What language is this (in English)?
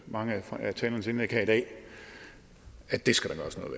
Danish